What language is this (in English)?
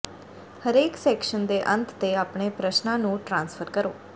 Punjabi